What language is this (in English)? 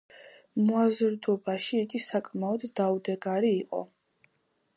Georgian